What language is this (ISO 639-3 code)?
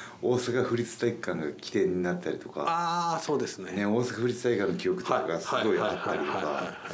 jpn